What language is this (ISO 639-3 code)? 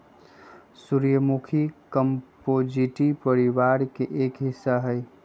mag